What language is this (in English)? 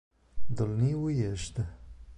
Italian